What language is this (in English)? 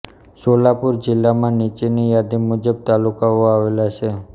Gujarati